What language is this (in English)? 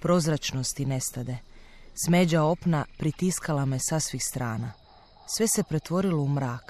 Croatian